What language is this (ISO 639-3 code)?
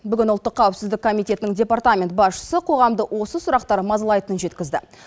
kaz